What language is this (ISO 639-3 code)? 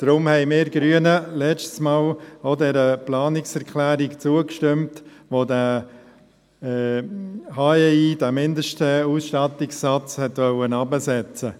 gsw